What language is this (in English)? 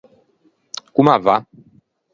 Ligurian